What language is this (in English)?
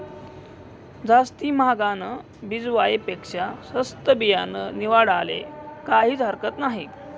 Marathi